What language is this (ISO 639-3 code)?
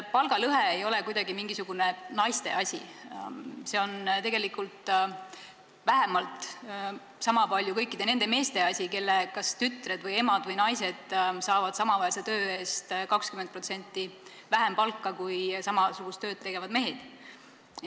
est